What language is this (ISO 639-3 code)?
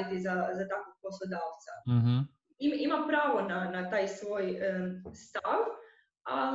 hrv